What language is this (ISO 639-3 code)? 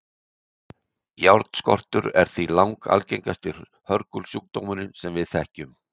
isl